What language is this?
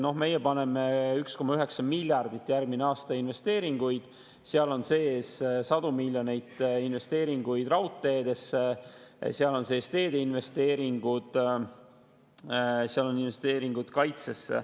Estonian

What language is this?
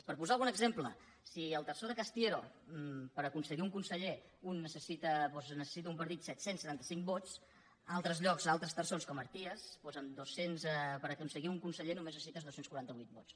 Catalan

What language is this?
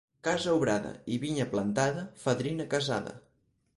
Catalan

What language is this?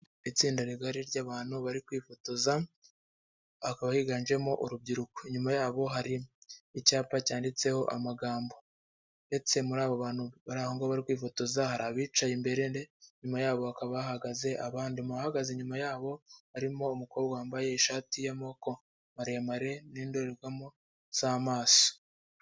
Kinyarwanda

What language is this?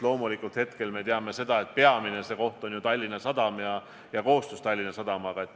Estonian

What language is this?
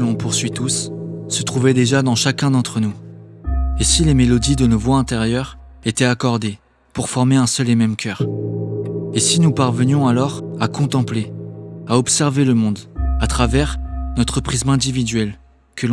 French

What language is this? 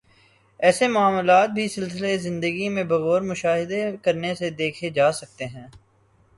Urdu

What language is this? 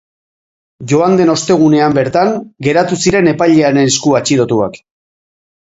Basque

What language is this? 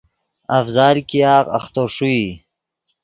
Yidgha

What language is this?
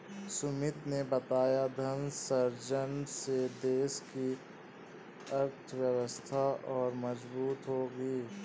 Hindi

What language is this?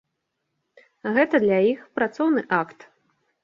Belarusian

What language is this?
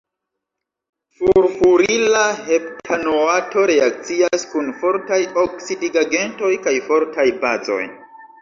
Esperanto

